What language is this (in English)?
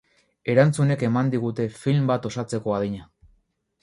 Basque